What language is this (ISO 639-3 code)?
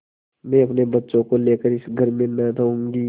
hin